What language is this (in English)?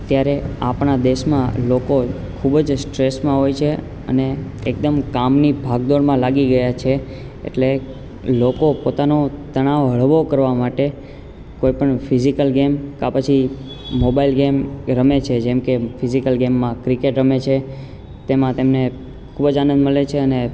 Gujarati